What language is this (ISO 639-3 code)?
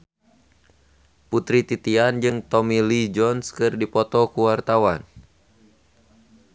sun